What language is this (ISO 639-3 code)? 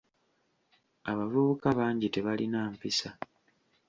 lug